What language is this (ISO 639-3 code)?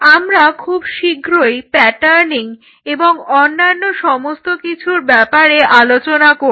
ben